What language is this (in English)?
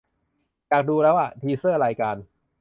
Thai